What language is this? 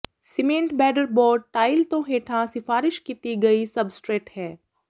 Punjabi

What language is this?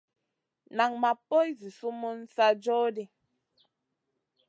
Masana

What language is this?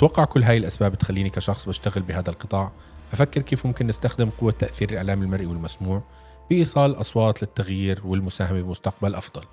Arabic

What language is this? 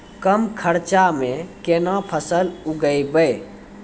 Maithili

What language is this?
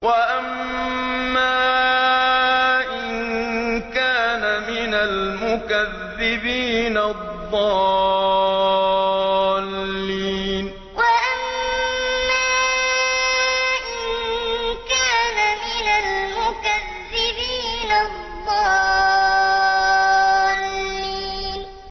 Arabic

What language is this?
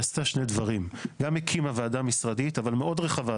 Hebrew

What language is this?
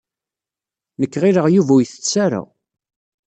Kabyle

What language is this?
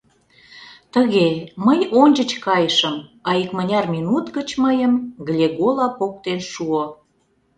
Mari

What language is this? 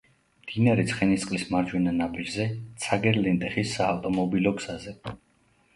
Georgian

